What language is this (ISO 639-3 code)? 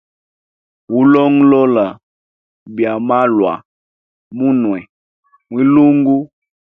hem